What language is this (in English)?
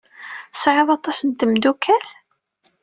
Kabyle